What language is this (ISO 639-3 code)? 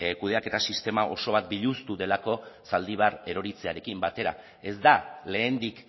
eus